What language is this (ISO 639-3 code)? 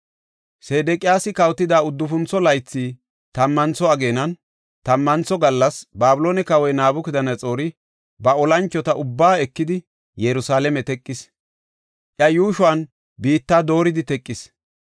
gof